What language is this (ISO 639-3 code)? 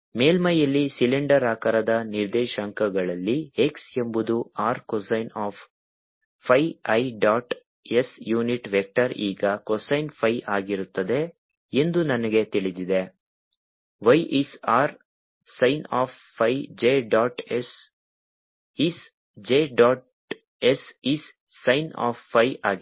kan